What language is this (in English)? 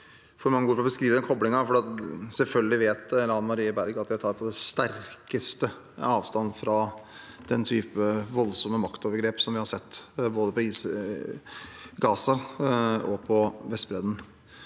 Norwegian